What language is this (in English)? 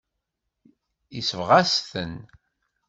Kabyle